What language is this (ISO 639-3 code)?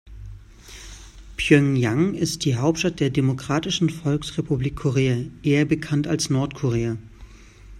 deu